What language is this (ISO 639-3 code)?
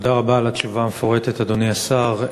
heb